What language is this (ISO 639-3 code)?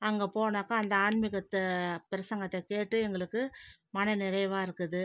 tam